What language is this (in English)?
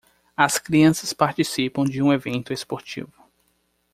Portuguese